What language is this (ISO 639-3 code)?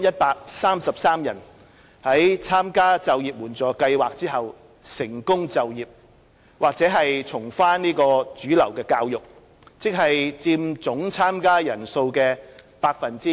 yue